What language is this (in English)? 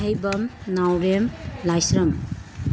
Manipuri